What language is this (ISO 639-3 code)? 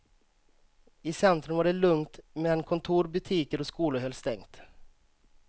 swe